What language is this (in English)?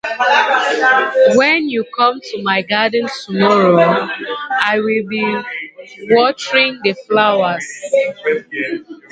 English